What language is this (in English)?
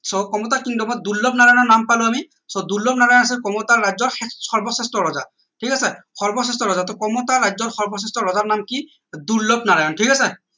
Assamese